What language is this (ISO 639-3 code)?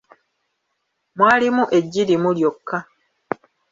lug